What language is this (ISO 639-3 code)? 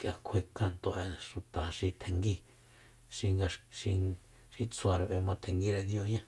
vmp